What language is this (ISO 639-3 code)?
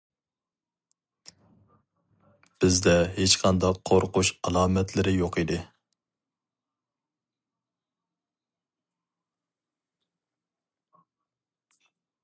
uig